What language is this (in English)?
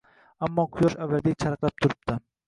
Uzbek